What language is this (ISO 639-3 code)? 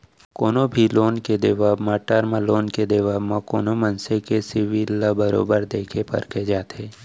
hne